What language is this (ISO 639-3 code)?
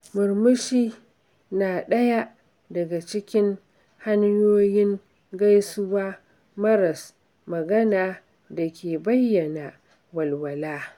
hau